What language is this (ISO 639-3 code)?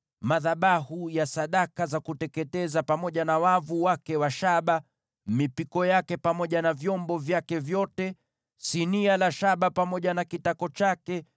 swa